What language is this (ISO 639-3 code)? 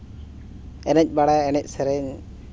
sat